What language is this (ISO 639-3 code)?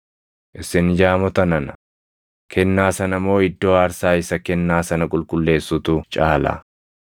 orm